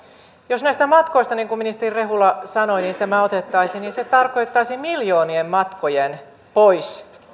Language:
Finnish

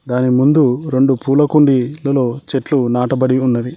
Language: Telugu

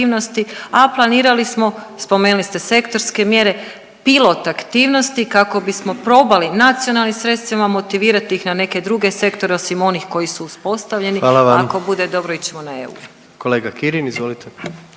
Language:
Croatian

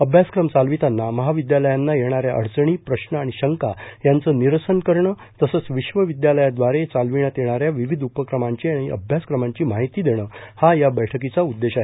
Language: Marathi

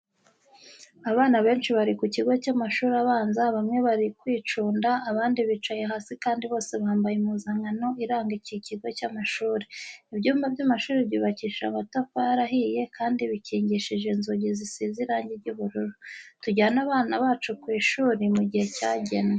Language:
Kinyarwanda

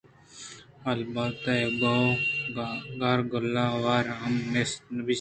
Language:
Eastern Balochi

